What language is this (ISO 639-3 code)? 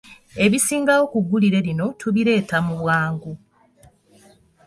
lug